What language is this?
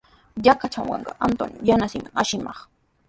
Sihuas Ancash Quechua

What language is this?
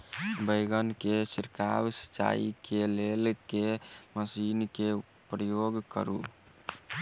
Maithili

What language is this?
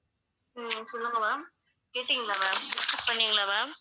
Tamil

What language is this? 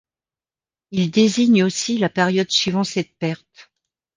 French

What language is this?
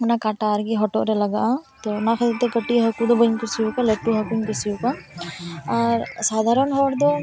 Santali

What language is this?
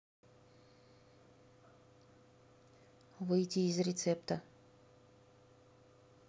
Russian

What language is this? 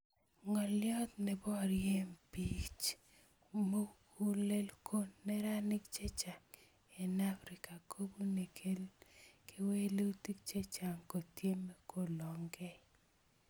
Kalenjin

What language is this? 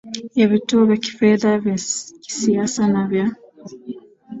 Swahili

